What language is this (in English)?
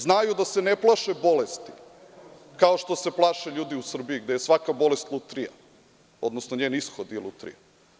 Serbian